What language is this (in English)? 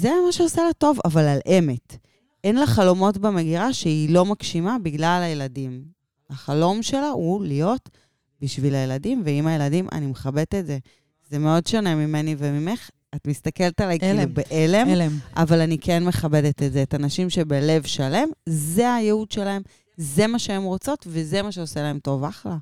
Hebrew